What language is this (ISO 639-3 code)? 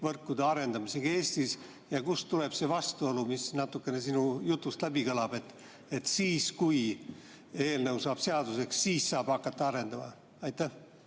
est